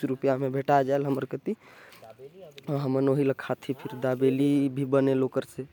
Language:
Korwa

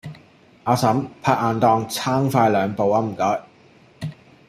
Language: Cantonese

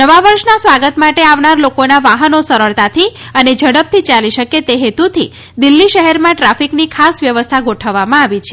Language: Gujarati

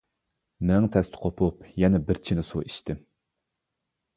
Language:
Uyghur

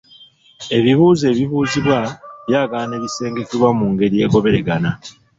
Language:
Ganda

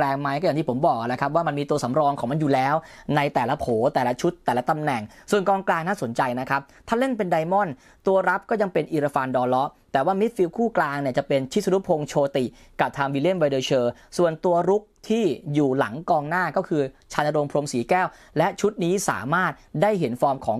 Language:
Thai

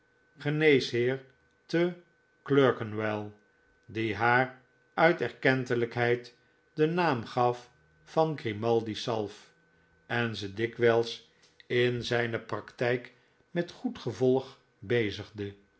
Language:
Dutch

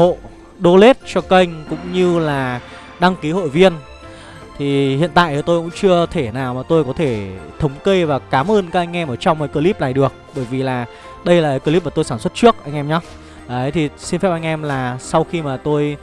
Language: Vietnamese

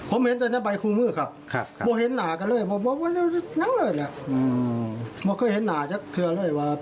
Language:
Thai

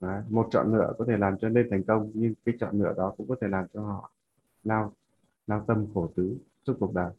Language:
Vietnamese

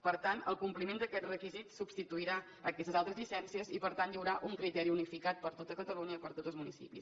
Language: Catalan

